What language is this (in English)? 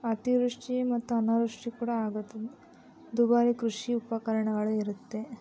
Kannada